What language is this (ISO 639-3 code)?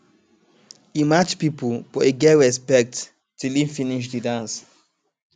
pcm